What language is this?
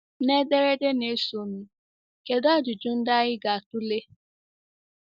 Igbo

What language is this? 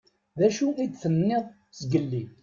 Kabyle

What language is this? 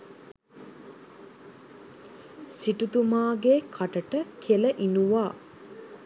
Sinhala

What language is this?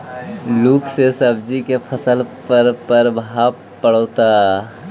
Magahi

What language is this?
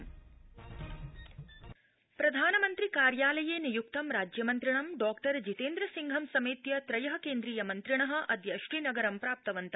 Sanskrit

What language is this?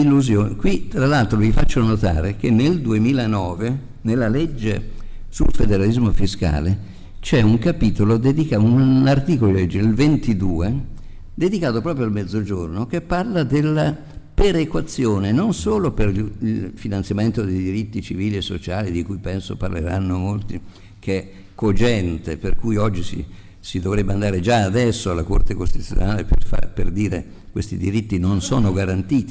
Italian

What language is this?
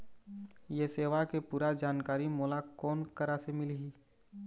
Chhattisgarhi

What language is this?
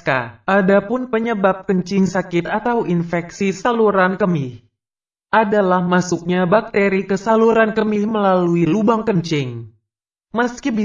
Indonesian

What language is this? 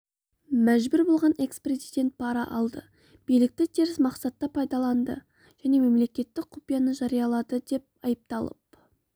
Kazakh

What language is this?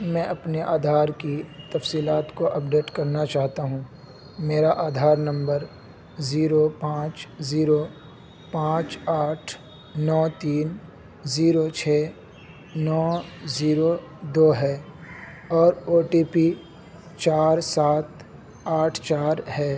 Urdu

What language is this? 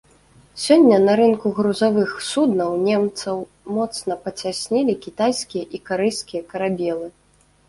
Belarusian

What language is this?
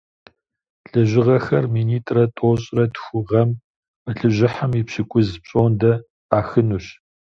Kabardian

